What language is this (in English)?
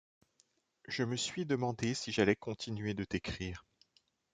French